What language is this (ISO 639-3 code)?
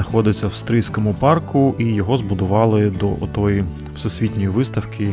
ukr